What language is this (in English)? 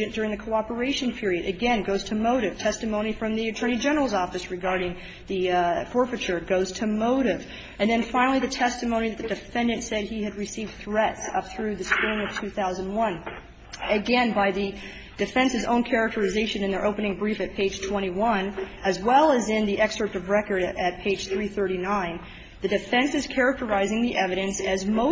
English